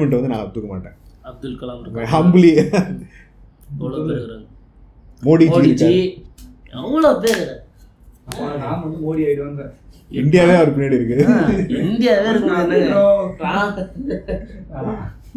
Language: Tamil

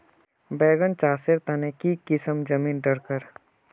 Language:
Magahi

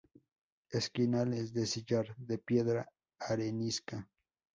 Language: Spanish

